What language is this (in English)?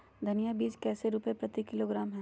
Magahi